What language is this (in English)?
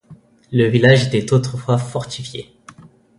French